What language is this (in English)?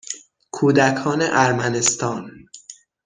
Persian